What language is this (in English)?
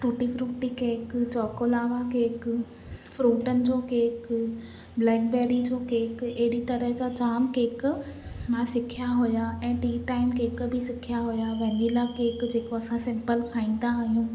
Sindhi